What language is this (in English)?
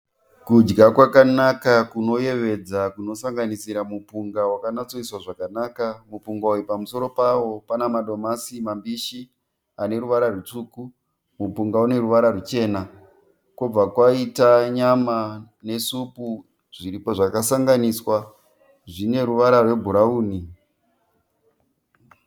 Shona